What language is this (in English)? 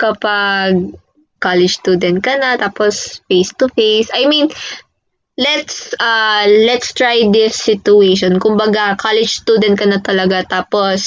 Filipino